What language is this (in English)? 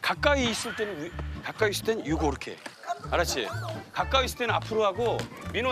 Korean